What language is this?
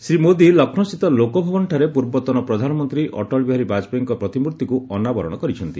Odia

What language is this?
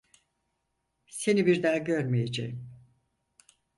Turkish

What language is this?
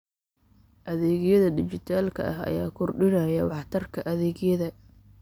Somali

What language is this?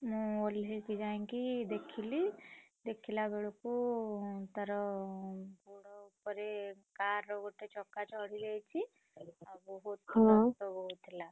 Odia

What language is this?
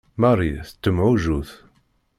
Kabyle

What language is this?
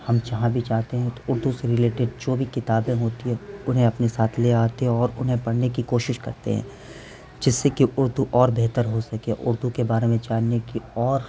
Urdu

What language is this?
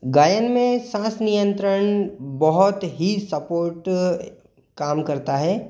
Hindi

